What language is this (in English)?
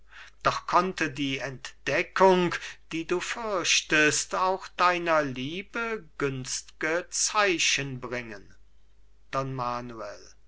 German